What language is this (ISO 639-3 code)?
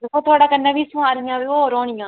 doi